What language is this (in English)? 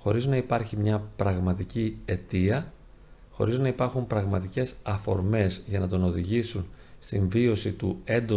Greek